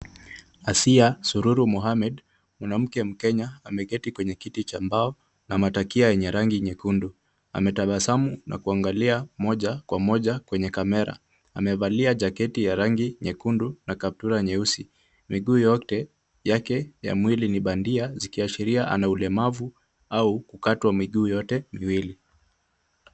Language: Swahili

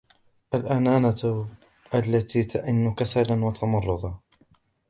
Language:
Arabic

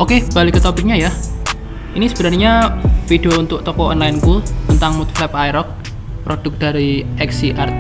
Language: Indonesian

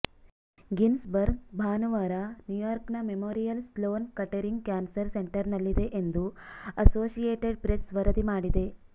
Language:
Kannada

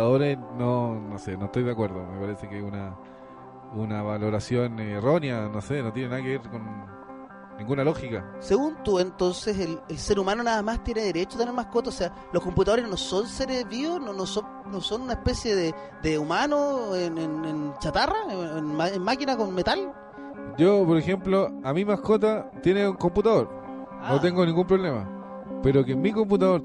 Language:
Spanish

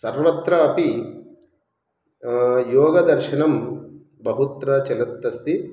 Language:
Sanskrit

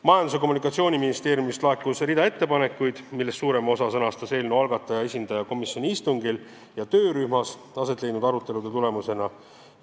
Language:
Estonian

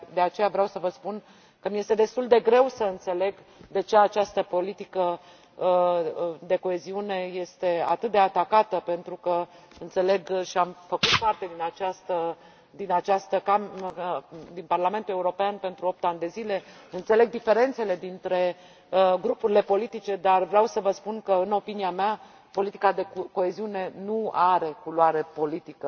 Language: Romanian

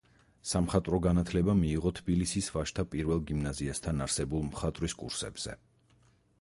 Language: Georgian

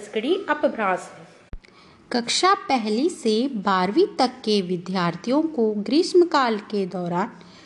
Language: Hindi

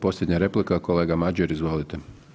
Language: Croatian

